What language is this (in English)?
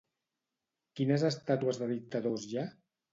Catalan